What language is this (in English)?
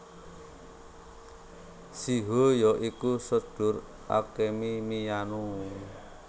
Javanese